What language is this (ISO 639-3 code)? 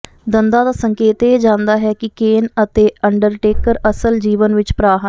pan